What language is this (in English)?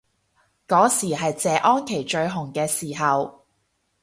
Cantonese